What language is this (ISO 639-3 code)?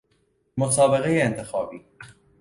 fas